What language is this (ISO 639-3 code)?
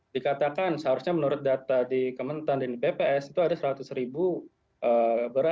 ind